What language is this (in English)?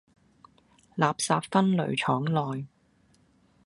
Cantonese